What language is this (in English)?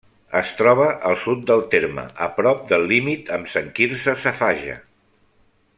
Catalan